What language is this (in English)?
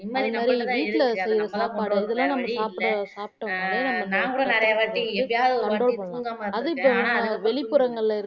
Tamil